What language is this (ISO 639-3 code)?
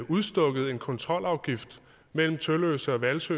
dan